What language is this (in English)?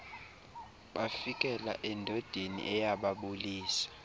Xhosa